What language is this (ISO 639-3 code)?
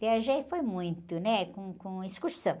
por